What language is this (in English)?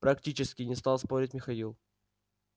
Russian